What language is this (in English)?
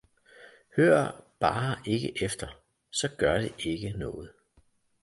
Danish